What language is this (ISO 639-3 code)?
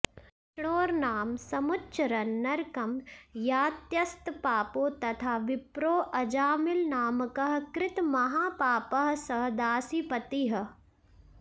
san